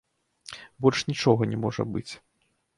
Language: Belarusian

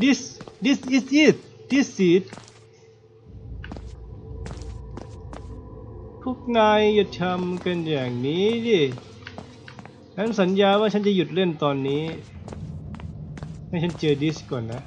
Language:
Thai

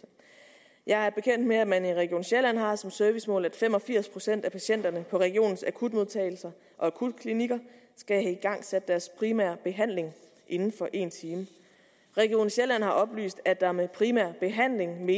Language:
Danish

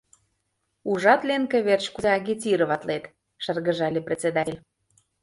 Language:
Mari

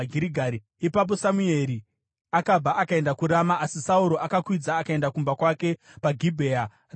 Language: Shona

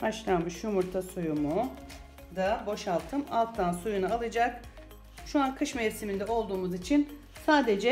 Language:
Turkish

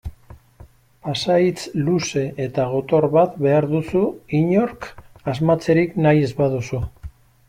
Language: Basque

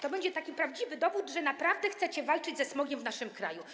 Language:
Polish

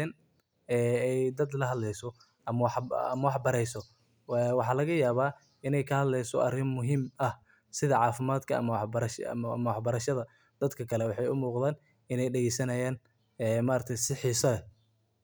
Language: Somali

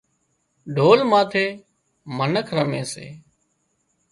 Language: Wadiyara Koli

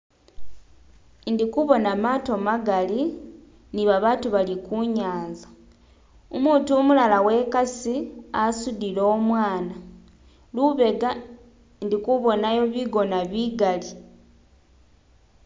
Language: Masaaba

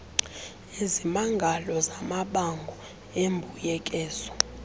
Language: Xhosa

